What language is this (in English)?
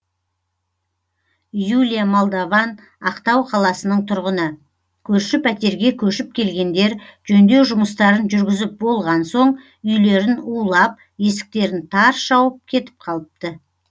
Kazakh